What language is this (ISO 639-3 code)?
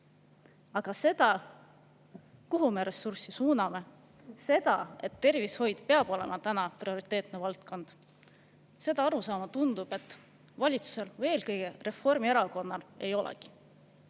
est